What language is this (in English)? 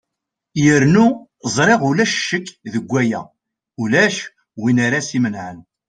Kabyle